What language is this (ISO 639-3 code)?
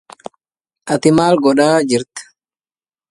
ara